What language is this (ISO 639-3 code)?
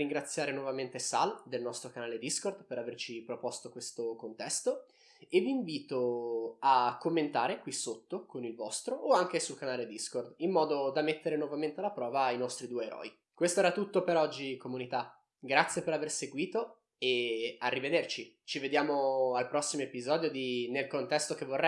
ita